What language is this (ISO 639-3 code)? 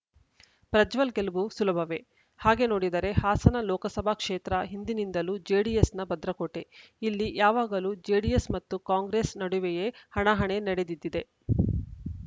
kan